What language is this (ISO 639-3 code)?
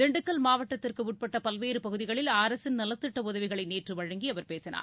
tam